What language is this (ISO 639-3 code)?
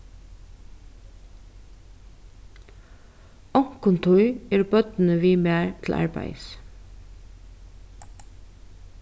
fao